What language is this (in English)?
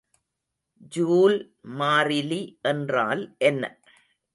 Tamil